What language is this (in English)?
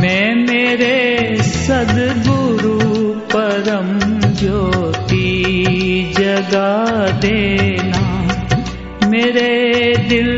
Hindi